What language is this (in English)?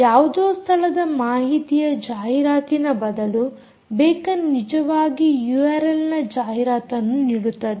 Kannada